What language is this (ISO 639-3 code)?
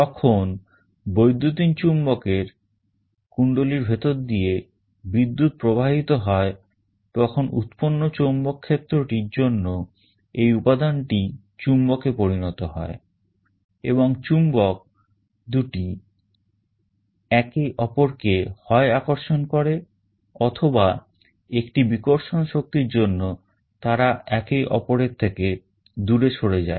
ben